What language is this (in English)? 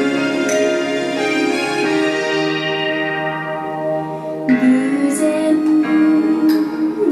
Korean